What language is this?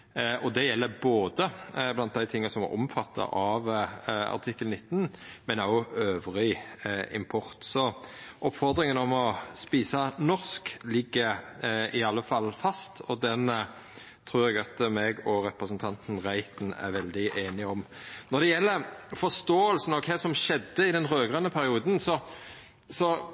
Norwegian Nynorsk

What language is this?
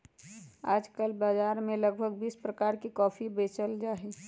Magahi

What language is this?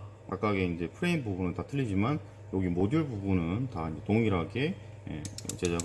Korean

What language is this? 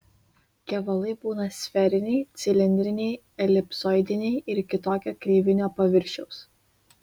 Lithuanian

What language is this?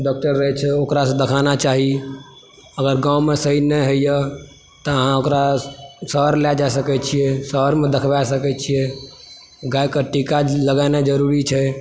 Maithili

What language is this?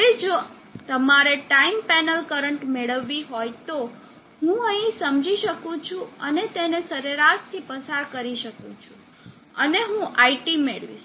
Gujarati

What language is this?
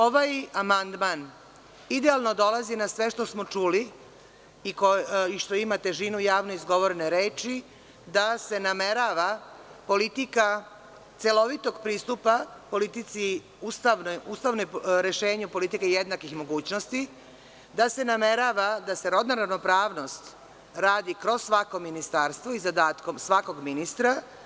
Serbian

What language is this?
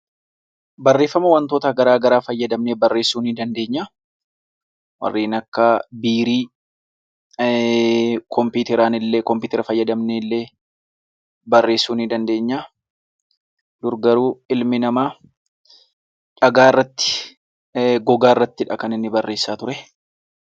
Oromo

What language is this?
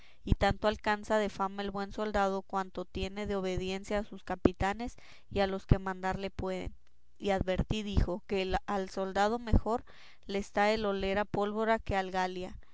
Spanish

